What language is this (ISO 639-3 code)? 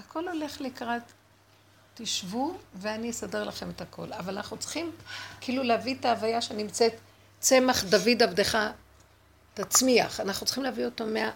heb